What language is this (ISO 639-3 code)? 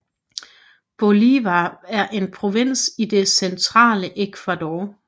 dan